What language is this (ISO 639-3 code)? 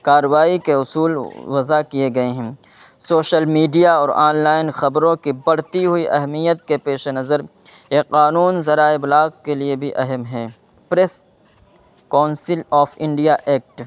urd